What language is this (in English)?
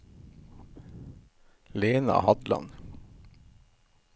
Norwegian